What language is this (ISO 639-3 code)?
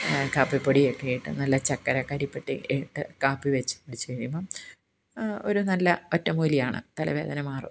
mal